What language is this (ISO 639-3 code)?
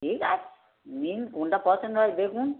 ben